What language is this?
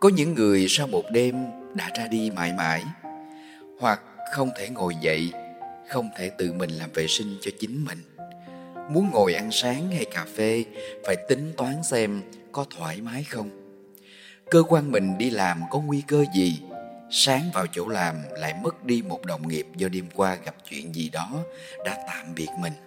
Vietnamese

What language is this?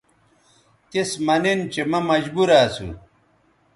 Bateri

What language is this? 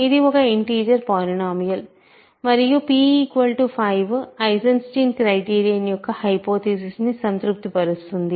Telugu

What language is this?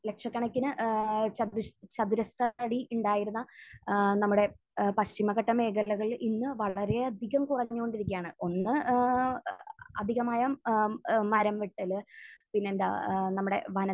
Malayalam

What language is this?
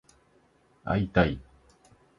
Japanese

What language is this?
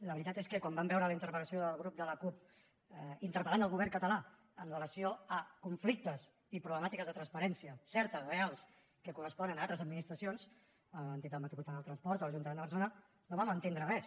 Catalan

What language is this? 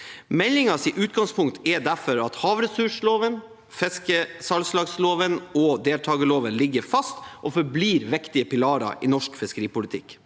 Norwegian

